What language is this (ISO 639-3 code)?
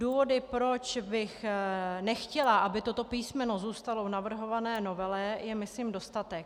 ces